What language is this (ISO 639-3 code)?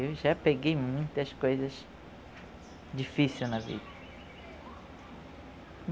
por